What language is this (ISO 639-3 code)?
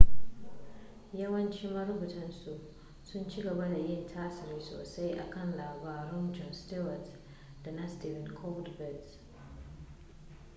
hau